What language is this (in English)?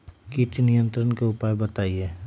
Magahi